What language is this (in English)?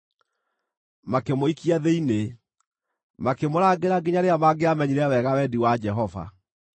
Kikuyu